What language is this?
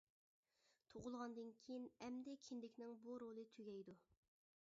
Uyghur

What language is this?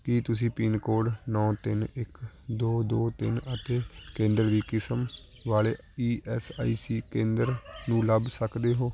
Punjabi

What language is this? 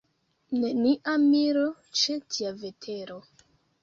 Esperanto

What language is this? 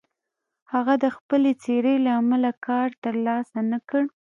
Pashto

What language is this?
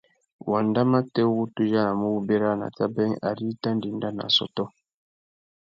Tuki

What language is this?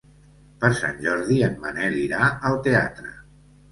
Catalan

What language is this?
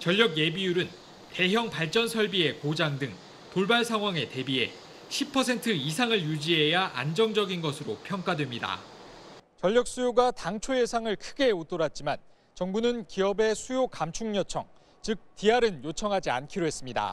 Korean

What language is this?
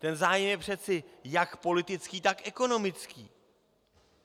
Czech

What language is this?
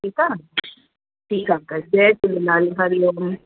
Sindhi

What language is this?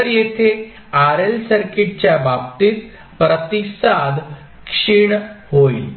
Marathi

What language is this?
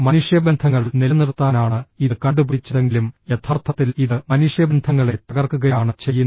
Malayalam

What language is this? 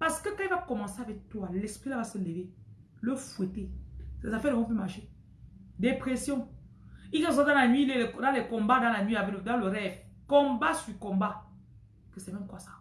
French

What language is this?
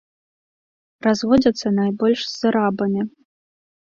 Belarusian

